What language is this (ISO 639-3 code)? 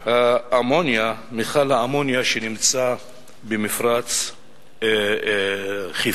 heb